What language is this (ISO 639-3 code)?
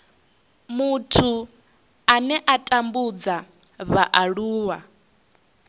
ven